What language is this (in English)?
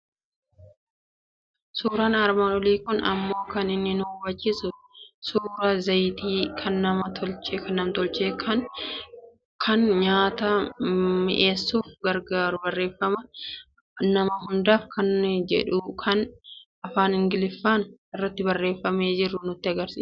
Oromo